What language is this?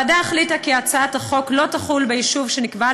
Hebrew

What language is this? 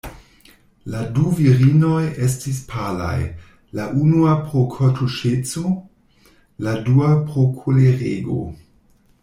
Esperanto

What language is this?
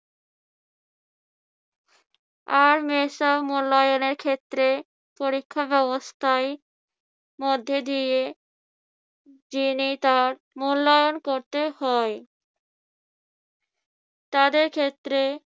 Bangla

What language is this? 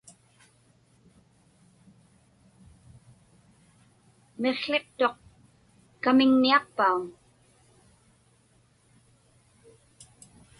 Inupiaq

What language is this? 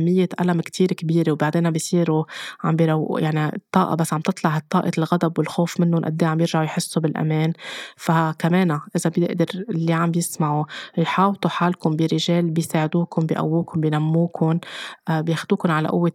Arabic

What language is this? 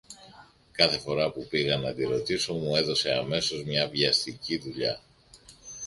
Greek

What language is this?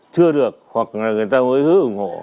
Vietnamese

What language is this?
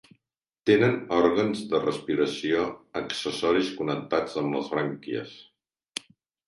Catalan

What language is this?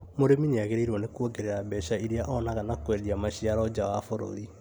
Kikuyu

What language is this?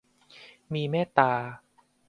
Thai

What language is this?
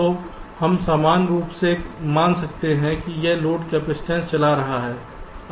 Hindi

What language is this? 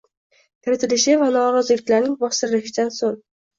Uzbek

